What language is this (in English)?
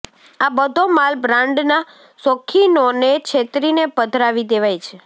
Gujarati